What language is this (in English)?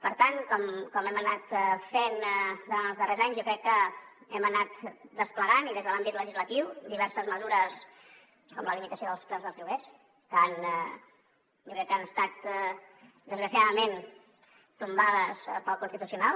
Catalan